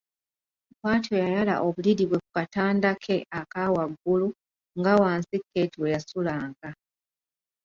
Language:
Ganda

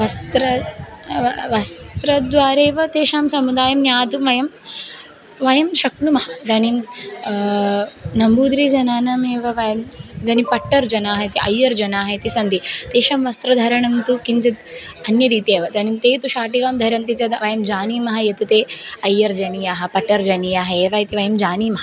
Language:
Sanskrit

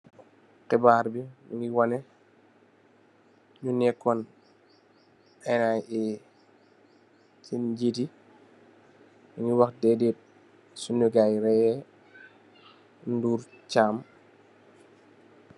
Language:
Wolof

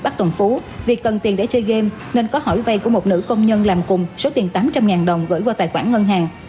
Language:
Vietnamese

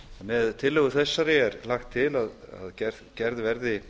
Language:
Icelandic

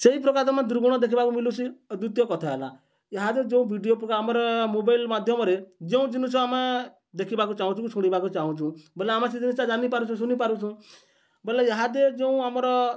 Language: Odia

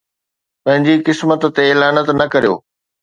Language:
Sindhi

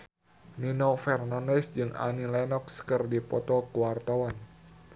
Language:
Sundanese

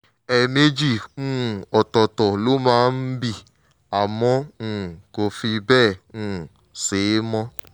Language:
Yoruba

